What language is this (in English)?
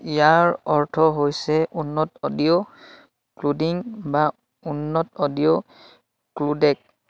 Assamese